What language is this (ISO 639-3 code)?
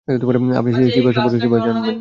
ben